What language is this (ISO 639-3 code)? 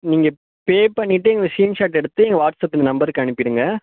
tam